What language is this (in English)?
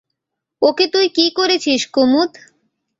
Bangla